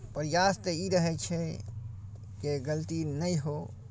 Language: Maithili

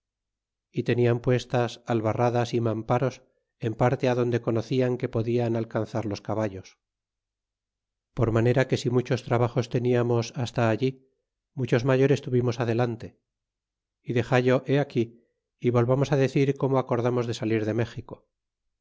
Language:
Spanish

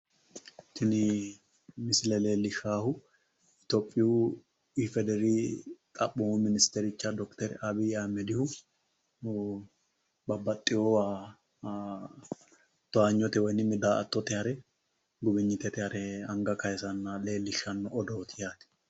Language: Sidamo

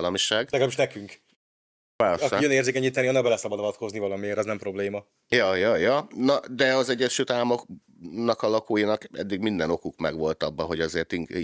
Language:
Hungarian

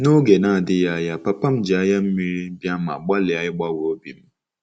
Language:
Igbo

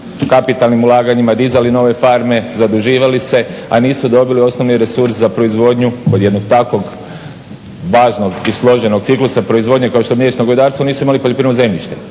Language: Croatian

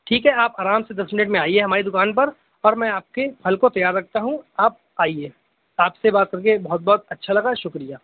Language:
Urdu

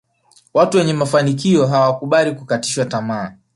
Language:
Swahili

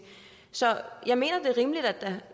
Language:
Danish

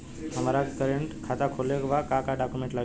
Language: Bhojpuri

